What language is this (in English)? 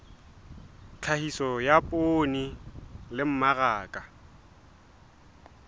Southern Sotho